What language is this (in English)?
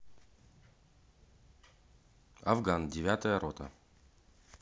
Russian